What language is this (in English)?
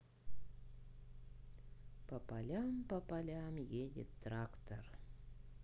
Russian